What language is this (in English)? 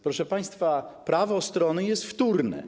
Polish